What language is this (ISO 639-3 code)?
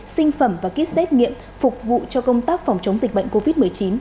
vie